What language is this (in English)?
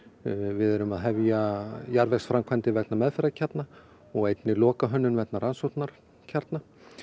Icelandic